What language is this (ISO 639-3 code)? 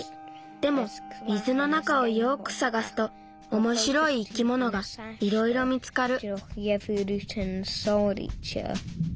jpn